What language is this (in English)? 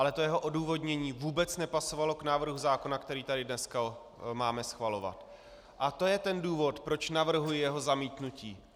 Czech